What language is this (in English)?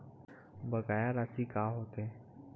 Chhattisgarhi